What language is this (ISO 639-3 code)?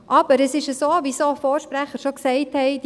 gsw